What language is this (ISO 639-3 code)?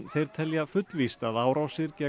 isl